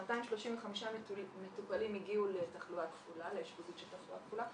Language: Hebrew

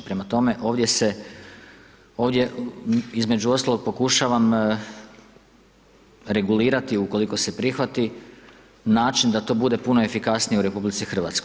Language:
Croatian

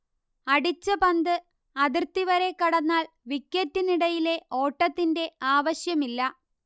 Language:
Malayalam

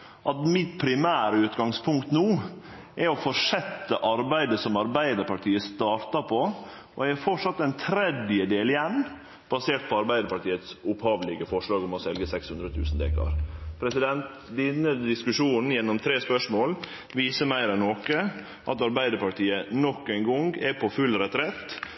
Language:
Norwegian Nynorsk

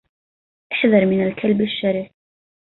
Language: Arabic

